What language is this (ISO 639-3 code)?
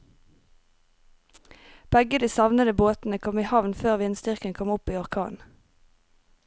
nor